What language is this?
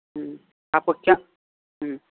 Urdu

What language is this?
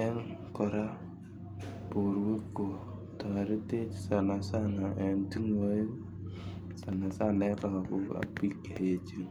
Kalenjin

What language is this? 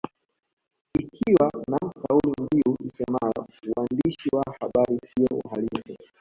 Swahili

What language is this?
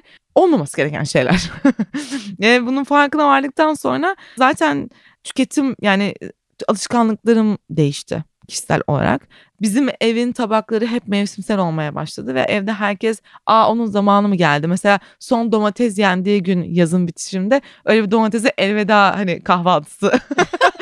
Turkish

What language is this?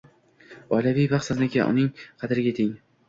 Uzbek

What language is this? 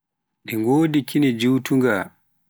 Pular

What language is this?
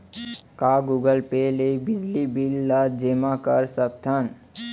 Chhattisgarhi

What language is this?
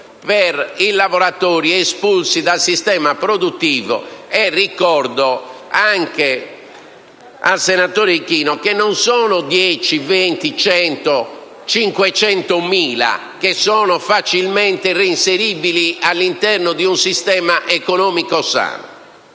Italian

